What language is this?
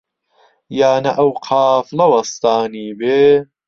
Central Kurdish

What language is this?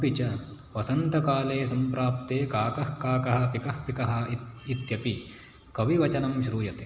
Sanskrit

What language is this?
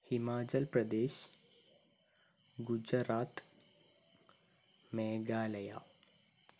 Malayalam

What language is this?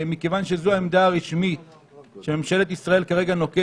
Hebrew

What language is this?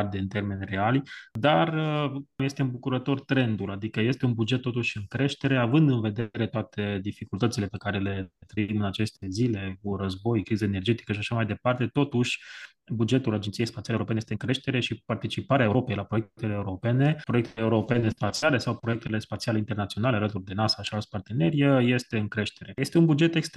Romanian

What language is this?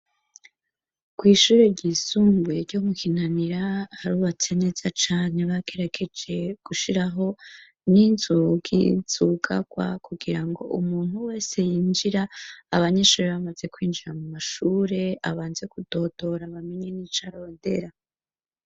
Rundi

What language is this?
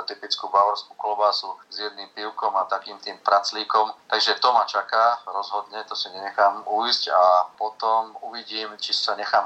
Slovak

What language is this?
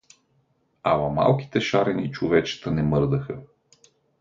Bulgarian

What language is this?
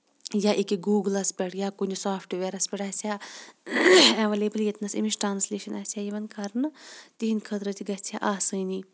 Kashmiri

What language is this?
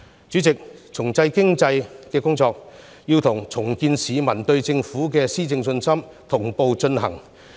Cantonese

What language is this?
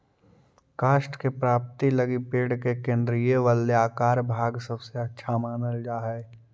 Magahi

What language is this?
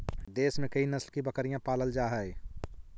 Magahi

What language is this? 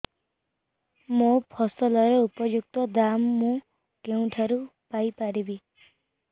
Odia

